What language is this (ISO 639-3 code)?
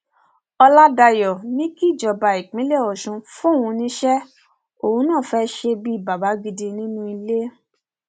yor